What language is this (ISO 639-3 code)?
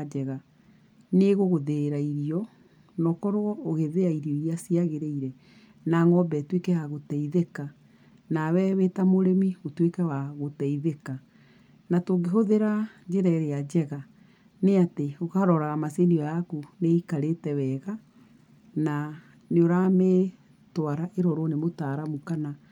kik